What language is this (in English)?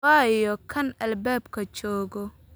Somali